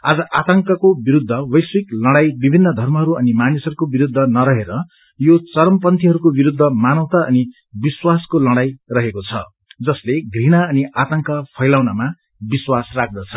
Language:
Nepali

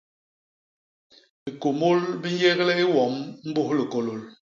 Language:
Basaa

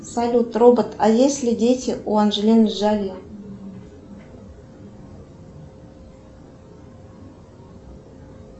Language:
Russian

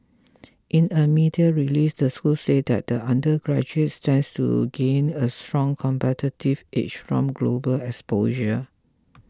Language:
English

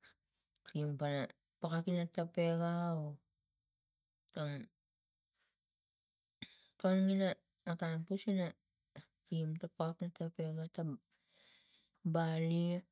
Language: Tigak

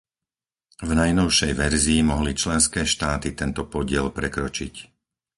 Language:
Slovak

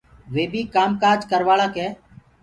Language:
Gurgula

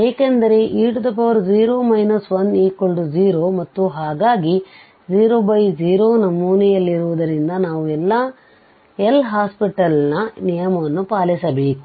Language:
Kannada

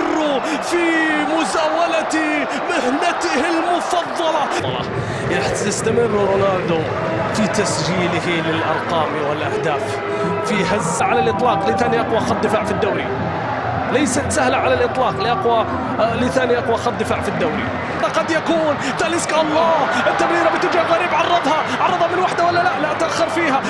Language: Arabic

